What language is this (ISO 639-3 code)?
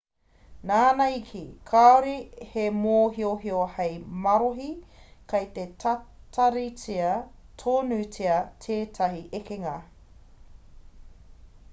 mri